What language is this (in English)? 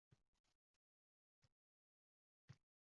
Uzbek